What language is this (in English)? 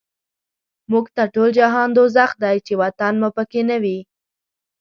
Pashto